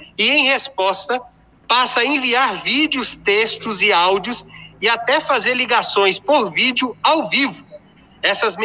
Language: Portuguese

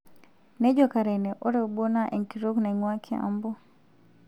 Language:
Masai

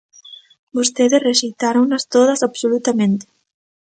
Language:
Galician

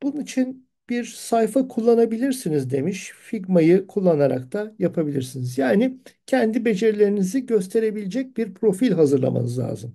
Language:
Turkish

